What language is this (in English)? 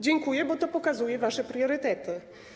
Polish